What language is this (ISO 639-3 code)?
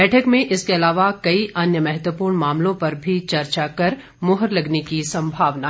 hin